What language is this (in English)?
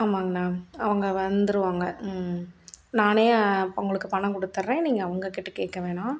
Tamil